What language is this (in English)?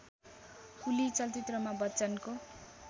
Nepali